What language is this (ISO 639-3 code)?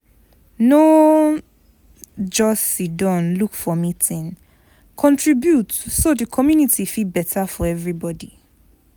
pcm